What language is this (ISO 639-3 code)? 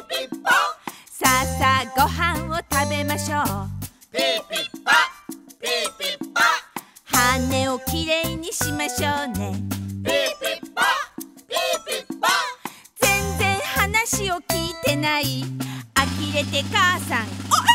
jpn